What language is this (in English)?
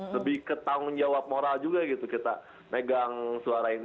Indonesian